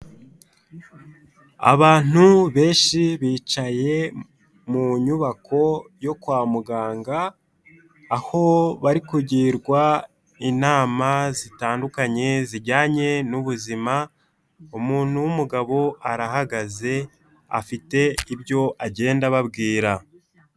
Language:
Kinyarwanda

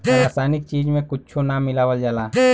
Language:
Bhojpuri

